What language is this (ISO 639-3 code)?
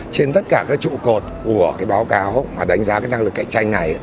vie